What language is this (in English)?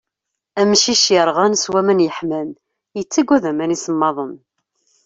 Kabyle